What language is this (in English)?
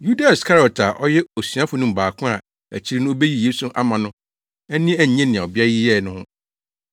Akan